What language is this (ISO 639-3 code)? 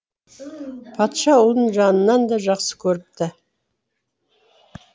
kaz